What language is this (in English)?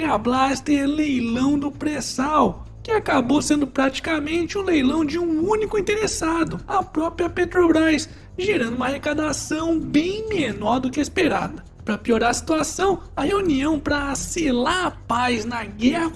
Portuguese